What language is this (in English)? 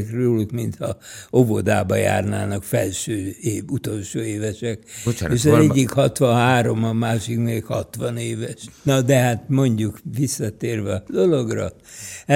Hungarian